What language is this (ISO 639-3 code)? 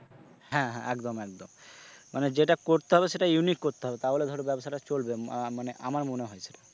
ben